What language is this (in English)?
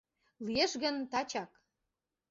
Mari